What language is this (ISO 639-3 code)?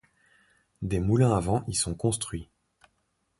fra